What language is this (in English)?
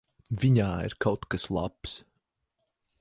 Latvian